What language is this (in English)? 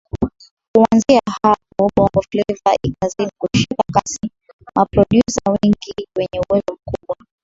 Swahili